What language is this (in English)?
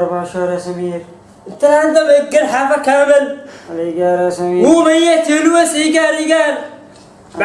Arabic